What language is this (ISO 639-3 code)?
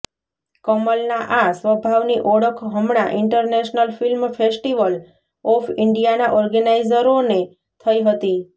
guj